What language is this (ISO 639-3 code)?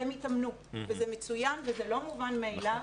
heb